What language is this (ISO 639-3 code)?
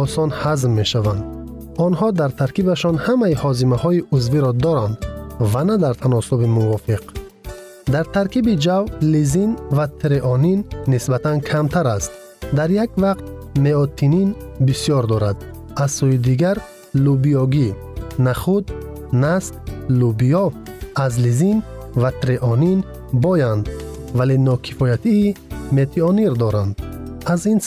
fas